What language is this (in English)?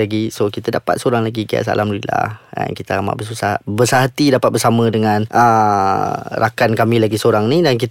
Malay